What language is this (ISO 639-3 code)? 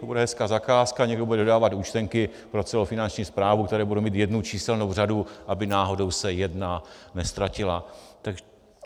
ces